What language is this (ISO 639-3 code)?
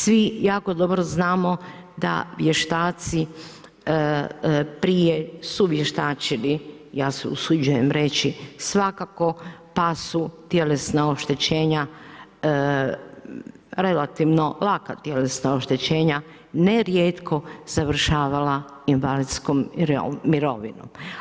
hrv